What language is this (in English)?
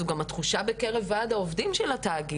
Hebrew